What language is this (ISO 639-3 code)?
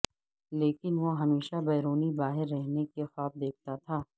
urd